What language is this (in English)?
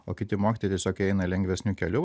Lithuanian